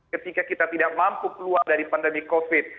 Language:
Indonesian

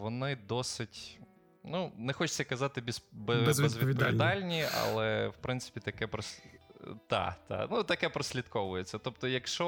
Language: Ukrainian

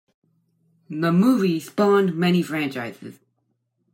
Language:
English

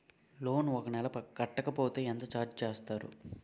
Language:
Telugu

